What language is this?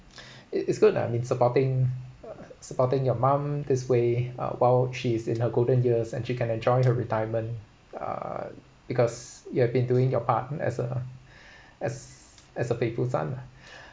English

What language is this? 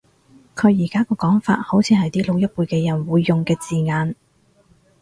Cantonese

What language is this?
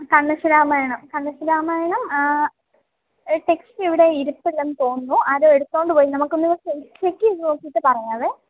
Malayalam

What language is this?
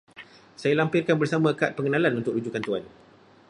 Malay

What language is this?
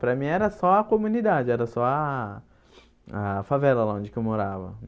Portuguese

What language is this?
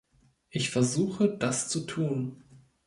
German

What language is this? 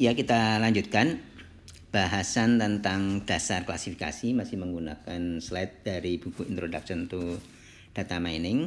Indonesian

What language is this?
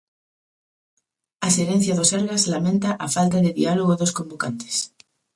Galician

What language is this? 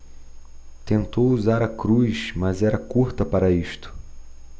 Portuguese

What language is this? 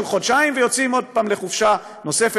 Hebrew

